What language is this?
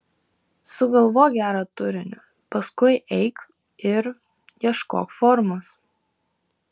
Lithuanian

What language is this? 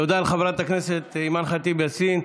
Hebrew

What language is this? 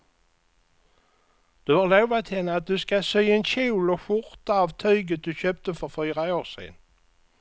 Swedish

